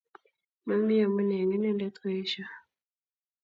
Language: Kalenjin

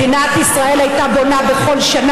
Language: Hebrew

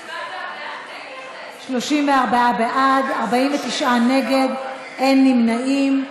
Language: Hebrew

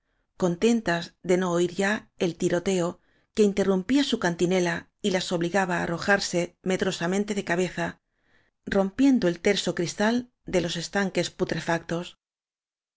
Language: Spanish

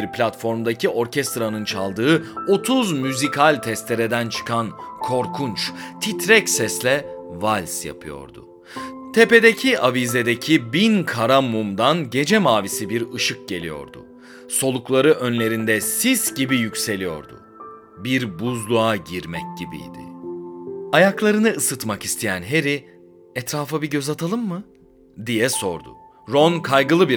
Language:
Turkish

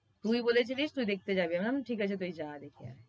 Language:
Bangla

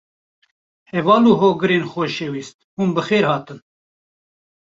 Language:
Kurdish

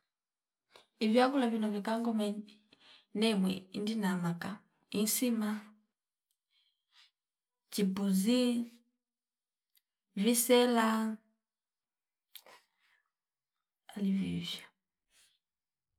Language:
Fipa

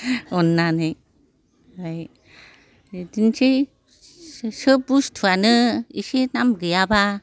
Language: Bodo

